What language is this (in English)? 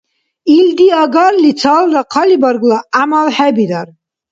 Dargwa